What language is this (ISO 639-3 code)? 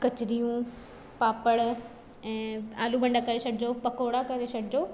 snd